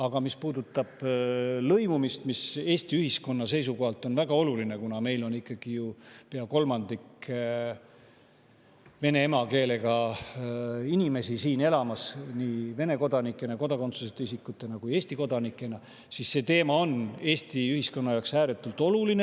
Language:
Estonian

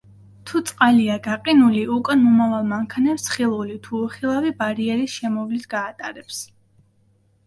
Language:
Georgian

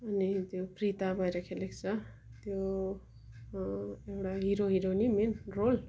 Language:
Nepali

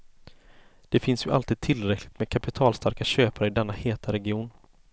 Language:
Swedish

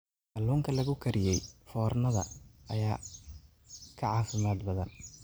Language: Somali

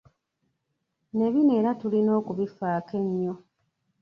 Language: Ganda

